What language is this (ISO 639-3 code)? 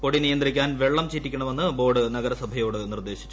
mal